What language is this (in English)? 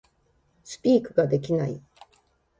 Japanese